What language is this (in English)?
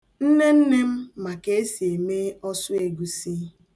Igbo